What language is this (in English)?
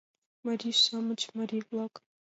Mari